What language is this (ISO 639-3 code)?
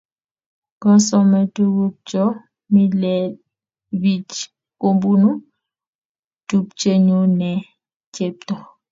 kln